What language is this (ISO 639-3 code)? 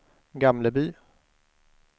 swe